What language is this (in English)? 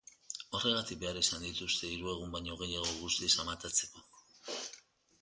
Basque